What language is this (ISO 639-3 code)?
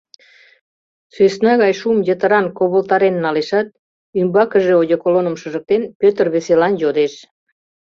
chm